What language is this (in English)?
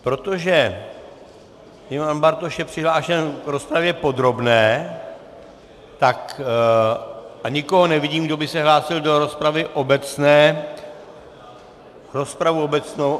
Czech